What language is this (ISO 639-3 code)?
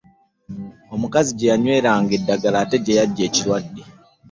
lug